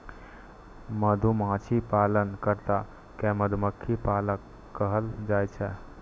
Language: Maithili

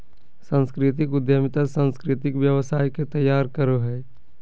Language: Magahi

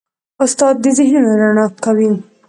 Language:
Pashto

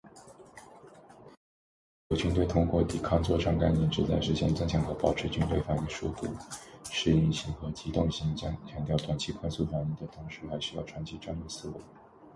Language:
Chinese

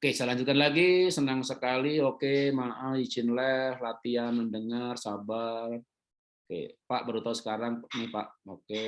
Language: Indonesian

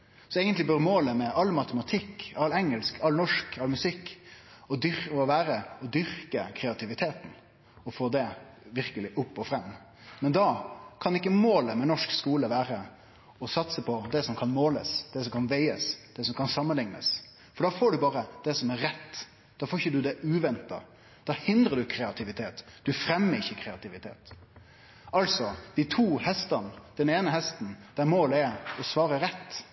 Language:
Norwegian Nynorsk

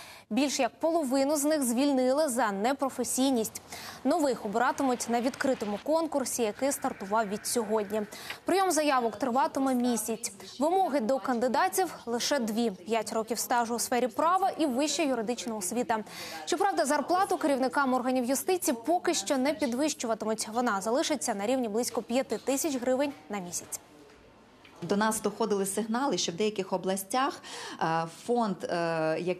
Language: Ukrainian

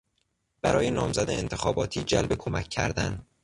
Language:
Persian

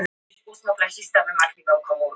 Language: Icelandic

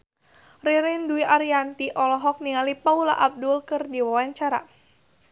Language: Sundanese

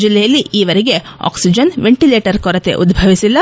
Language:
Kannada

